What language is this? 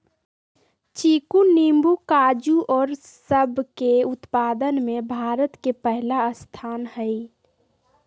Magahi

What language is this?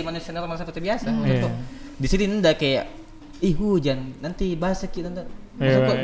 Indonesian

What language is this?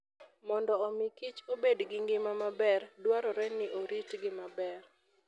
Luo (Kenya and Tanzania)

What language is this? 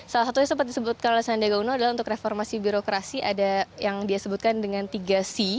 Indonesian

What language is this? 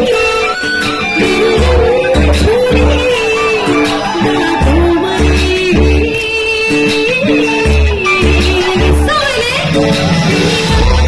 Nepali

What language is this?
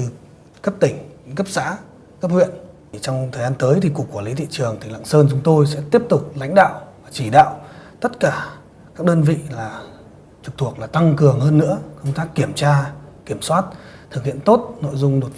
Vietnamese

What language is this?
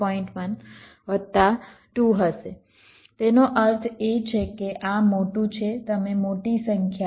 Gujarati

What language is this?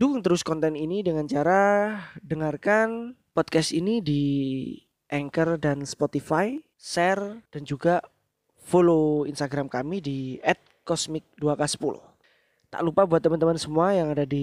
Indonesian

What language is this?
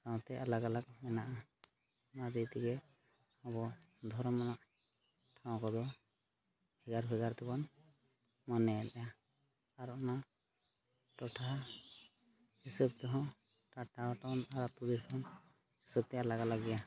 Santali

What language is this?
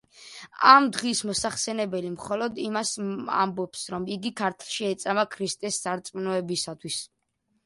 Georgian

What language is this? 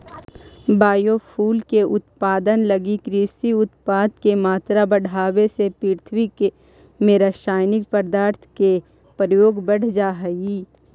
Magahi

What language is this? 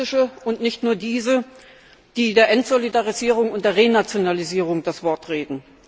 German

